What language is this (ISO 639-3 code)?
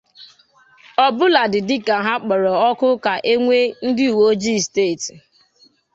ibo